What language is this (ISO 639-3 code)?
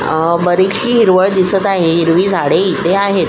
mar